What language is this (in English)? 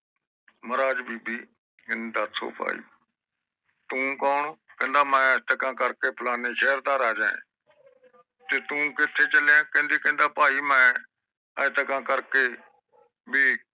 Punjabi